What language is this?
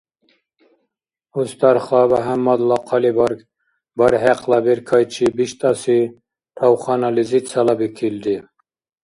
Dargwa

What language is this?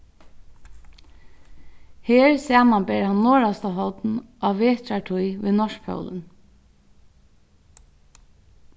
Faroese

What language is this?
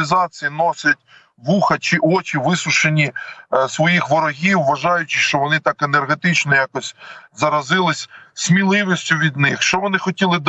Ukrainian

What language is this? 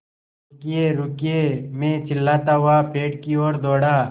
Hindi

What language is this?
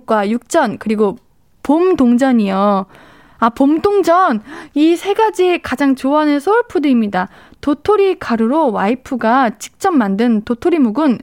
Korean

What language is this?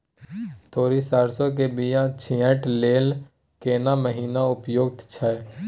Maithili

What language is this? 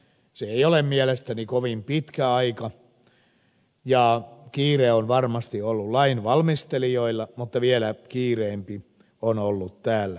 Finnish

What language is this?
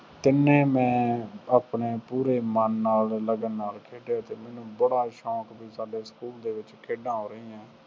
Punjabi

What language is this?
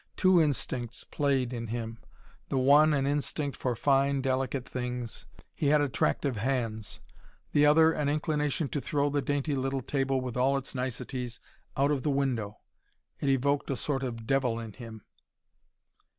English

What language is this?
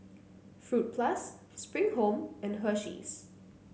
English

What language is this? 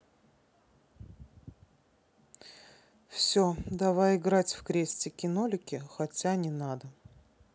Russian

